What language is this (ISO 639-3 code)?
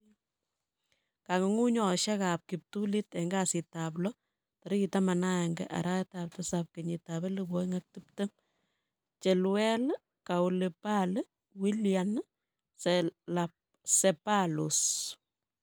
kln